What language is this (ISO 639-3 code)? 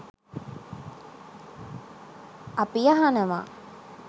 sin